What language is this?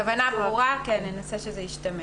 Hebrew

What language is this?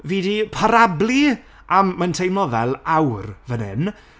Welsh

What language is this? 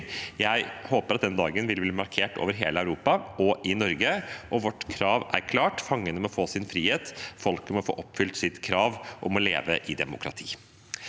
Norwegian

